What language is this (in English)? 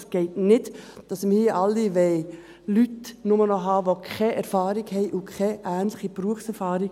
Swiss German